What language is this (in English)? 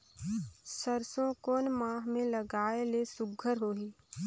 Chhattisgarhi